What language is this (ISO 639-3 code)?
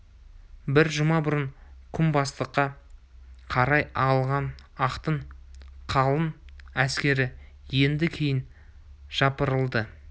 kaz